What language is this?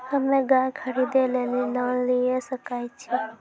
Maithili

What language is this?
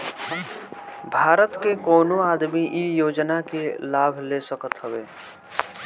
Bhojpuri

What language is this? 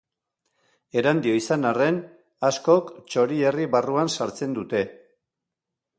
Basque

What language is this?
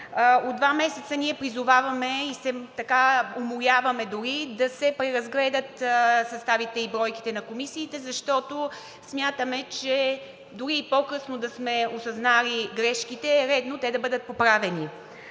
Bulgarian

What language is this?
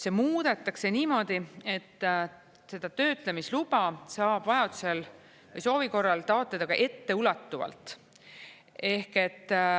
Estonian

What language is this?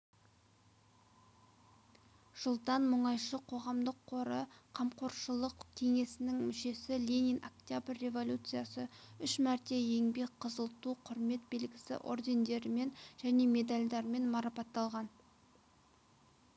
Kazakh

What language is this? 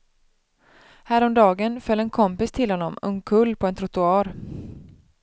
Swedish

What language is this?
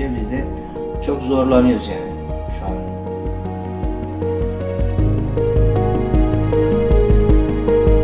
Turkish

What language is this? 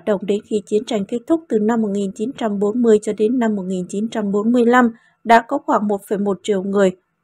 Vietnamese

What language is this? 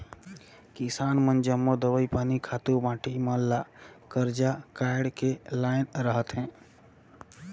Chhattisgarhi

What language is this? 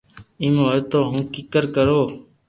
Loarki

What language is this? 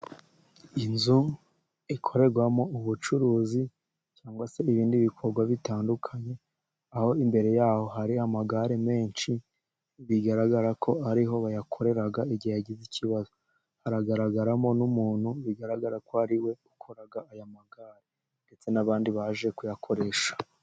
Kinyarwanda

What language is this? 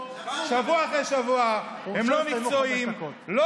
Hebrew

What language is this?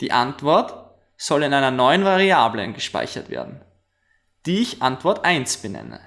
German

